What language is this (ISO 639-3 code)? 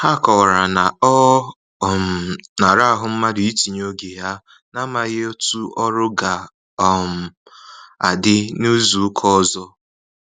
ibo